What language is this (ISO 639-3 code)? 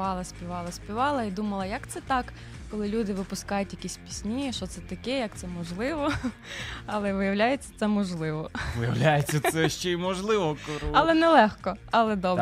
ukr